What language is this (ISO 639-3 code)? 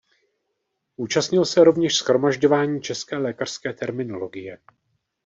ces